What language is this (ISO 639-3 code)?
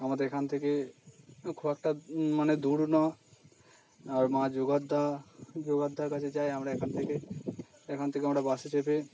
ben